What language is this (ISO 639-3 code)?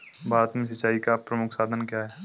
hin